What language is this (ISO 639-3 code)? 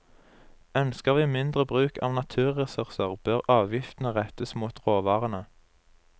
nor